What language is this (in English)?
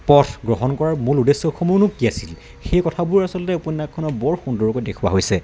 Assamese